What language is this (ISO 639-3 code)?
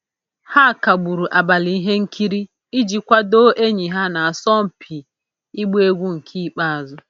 ibo